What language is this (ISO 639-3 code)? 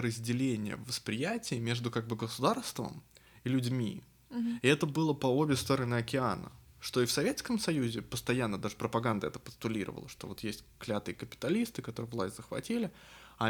rus